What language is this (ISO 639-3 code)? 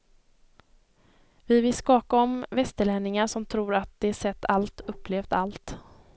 swe